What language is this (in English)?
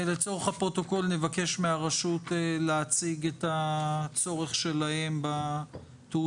Hebrew